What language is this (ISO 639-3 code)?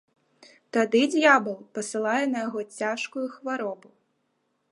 bel